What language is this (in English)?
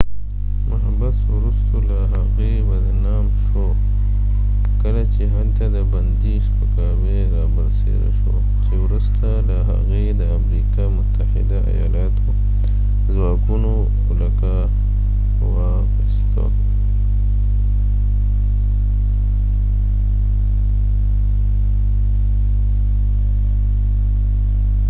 Pashto